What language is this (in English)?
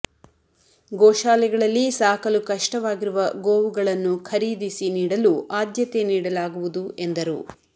Kannada